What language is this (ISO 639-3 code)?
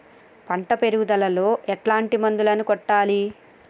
tel